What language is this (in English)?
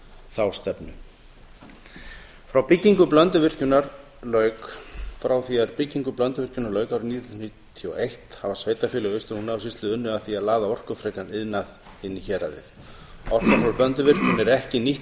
Icelandic